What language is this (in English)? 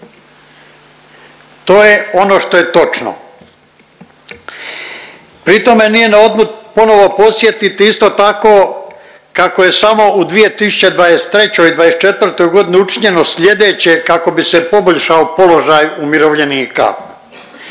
Croatian